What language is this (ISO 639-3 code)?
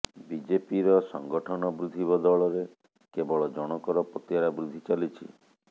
ori